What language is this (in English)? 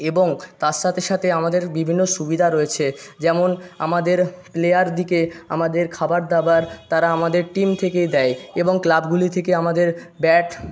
Bangla